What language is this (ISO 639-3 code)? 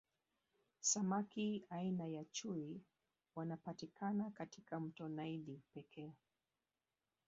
swa